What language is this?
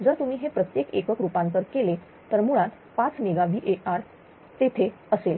Marathi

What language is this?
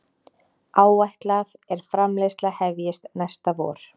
Icelandic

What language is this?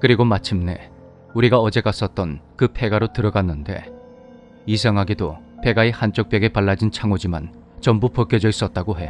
Korean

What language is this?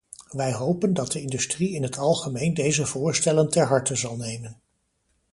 Dutch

